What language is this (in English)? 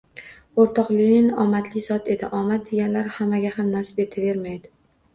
Uzbek